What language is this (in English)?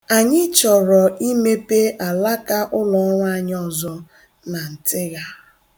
Igbo